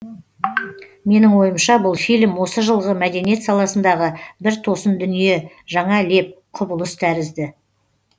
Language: Kazakh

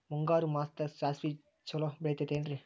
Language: Kannada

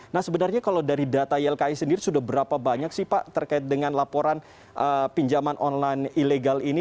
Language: Indonesian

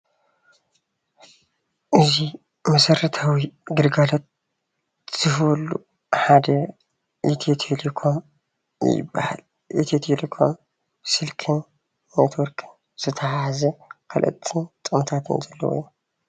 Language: Tigrinya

